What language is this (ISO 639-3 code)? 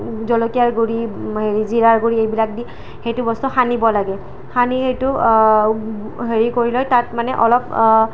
asm